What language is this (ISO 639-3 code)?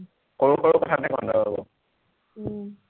asm